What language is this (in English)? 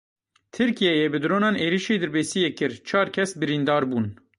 Kurdish